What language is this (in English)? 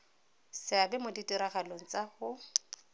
Tswana